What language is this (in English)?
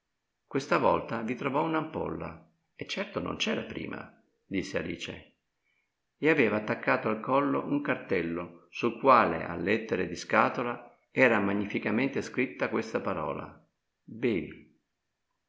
Italian